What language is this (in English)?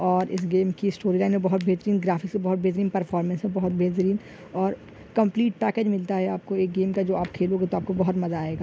Urdu